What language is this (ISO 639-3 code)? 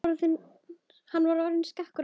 isl